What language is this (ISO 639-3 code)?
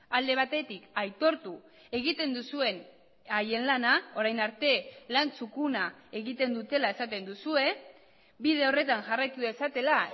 eus